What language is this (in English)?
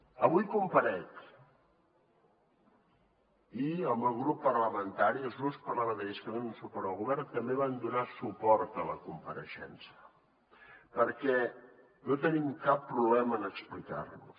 Catalan